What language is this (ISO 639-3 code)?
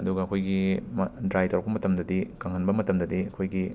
mni